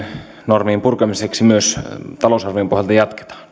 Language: Finnish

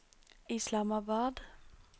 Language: Norwegian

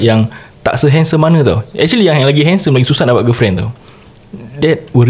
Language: Malay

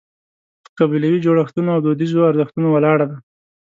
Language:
Pashto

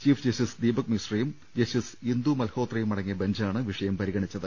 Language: Malayalam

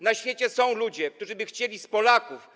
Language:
Polish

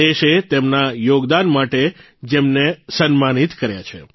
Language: Gujarati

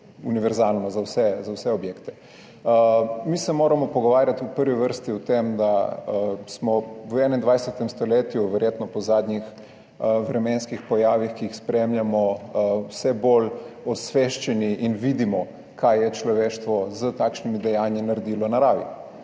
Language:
Slovenian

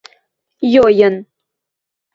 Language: Western Mari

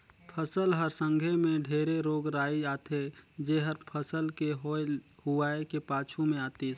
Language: Chhattisgarhi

